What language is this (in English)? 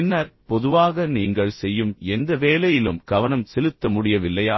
Tamil